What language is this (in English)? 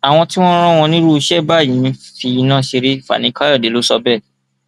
Yoruba